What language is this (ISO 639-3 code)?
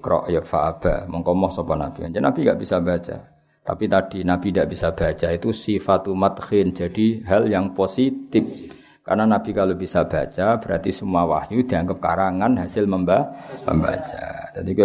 msa